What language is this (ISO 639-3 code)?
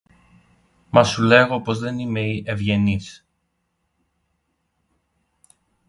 ell